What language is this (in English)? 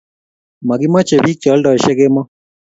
Kalenjin